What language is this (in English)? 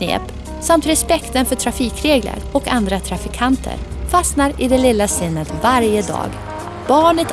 Swedish